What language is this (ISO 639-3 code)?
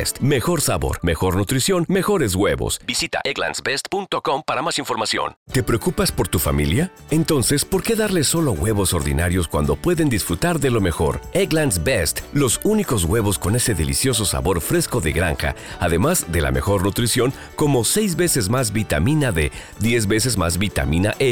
spa